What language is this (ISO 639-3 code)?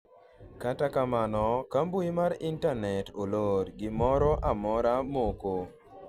luo